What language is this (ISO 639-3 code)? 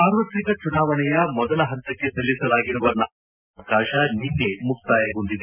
kan